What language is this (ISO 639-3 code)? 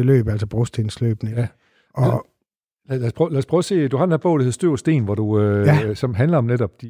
dan